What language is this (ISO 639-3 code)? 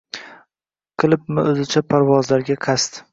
uzb